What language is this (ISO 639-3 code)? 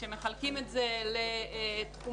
heb